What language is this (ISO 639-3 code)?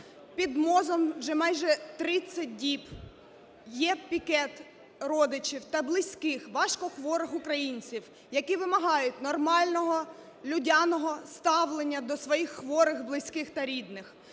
ukr